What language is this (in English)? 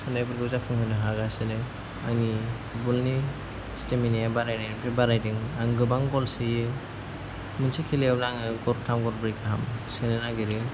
Bodo